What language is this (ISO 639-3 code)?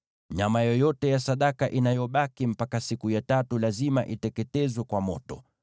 swa